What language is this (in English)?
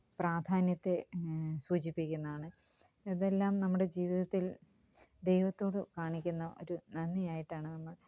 Malayalam